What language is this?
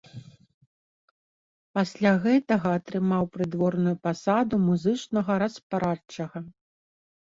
Belarusian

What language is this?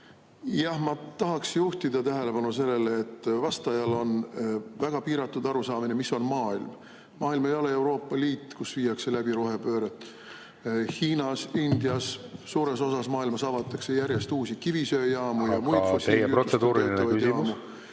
Estonian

